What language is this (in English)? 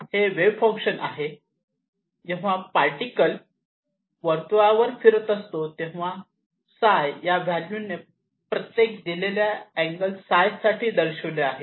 Marathi